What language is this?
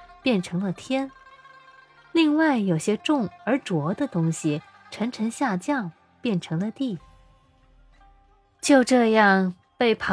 Chinese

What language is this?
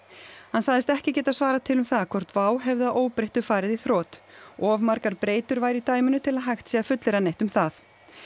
Icelandic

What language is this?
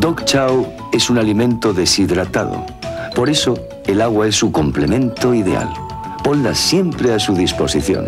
Spanish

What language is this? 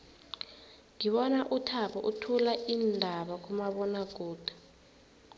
South Ndebele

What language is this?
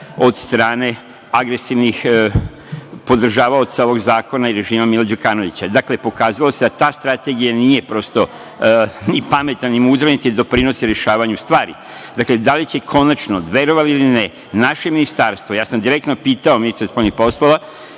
Serbian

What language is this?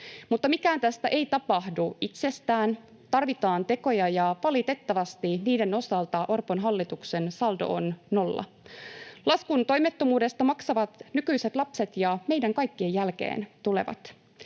Finnish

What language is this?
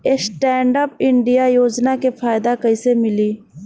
Bhojpuri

